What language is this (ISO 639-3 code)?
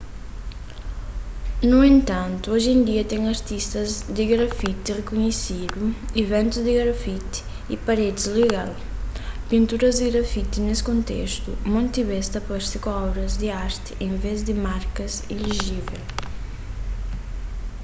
kea